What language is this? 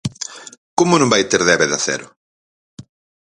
Galician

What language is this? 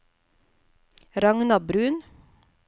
Norwegian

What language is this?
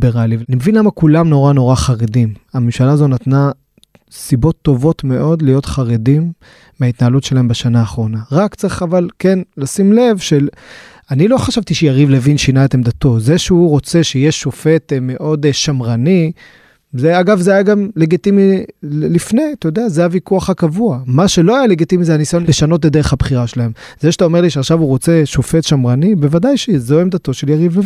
Hebrew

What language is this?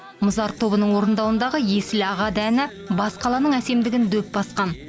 Kazakh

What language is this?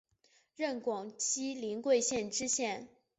Chinese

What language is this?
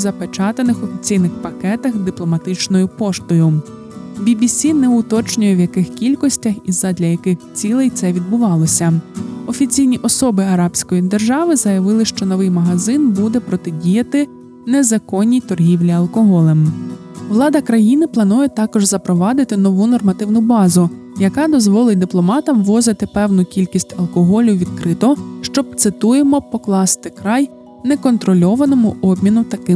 Ukrainian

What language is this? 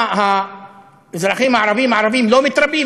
Hebrew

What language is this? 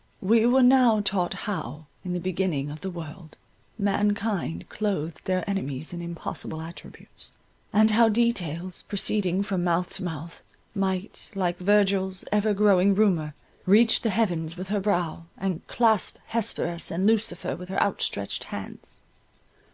English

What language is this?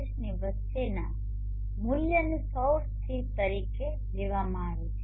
Gujarati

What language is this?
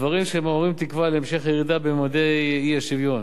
Hebrew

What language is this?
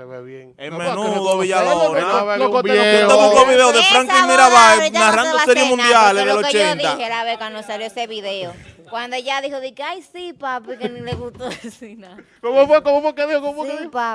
Spanish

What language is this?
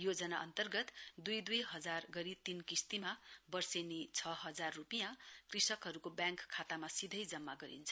Nepali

